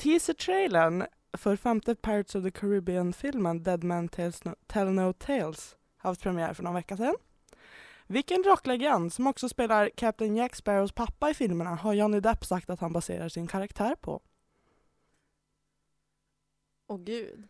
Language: Swedish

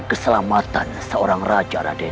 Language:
Indonesian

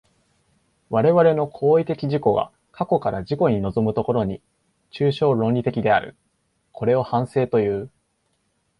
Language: Japanese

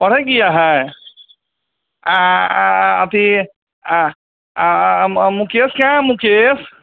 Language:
Maithili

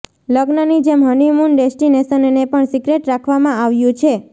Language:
Gujarati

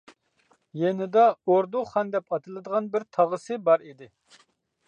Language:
Uyghur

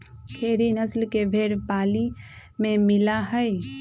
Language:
Magahi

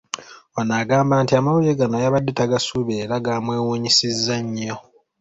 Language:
Ganda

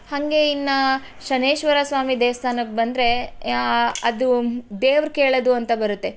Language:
Kannada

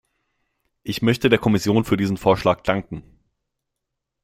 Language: German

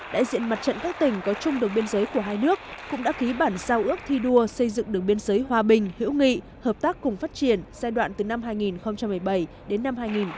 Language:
Vietnamese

